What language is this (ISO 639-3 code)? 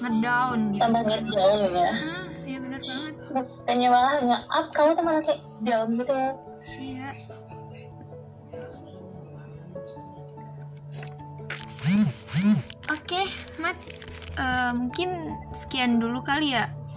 ind